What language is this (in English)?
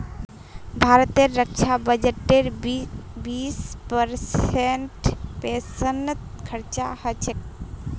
Magahi